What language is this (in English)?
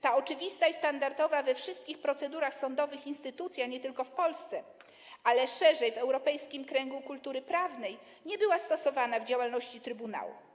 Polish